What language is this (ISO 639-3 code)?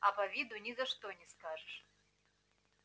rus